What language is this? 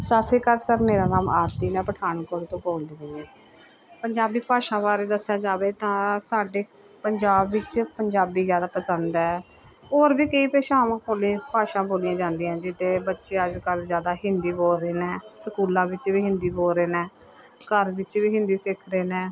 Punjabi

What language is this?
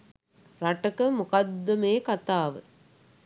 Sinhala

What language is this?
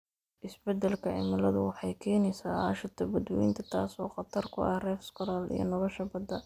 Somali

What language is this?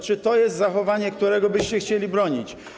Polish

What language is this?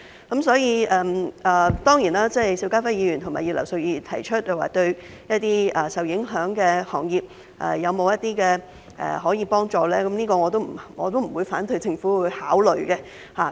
Cantonese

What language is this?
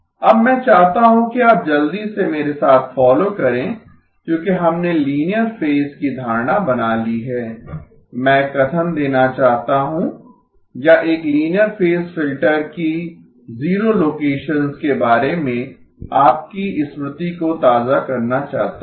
Hindi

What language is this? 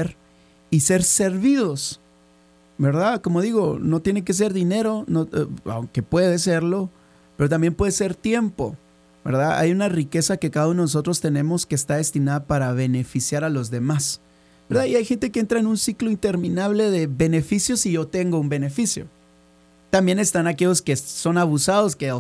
Spanish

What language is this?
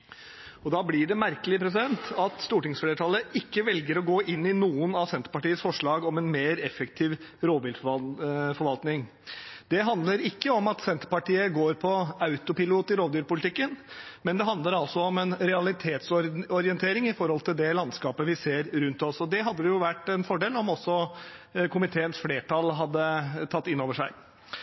Norwegian Bokmål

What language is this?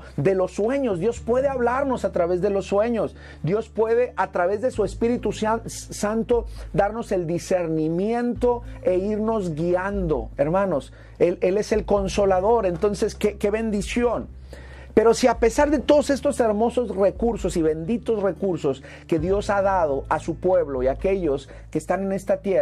Spanish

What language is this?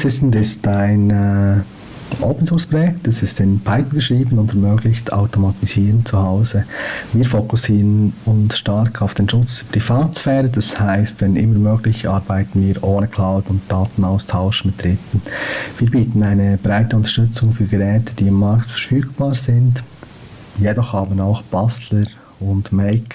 German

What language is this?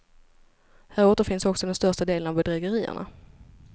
Swedish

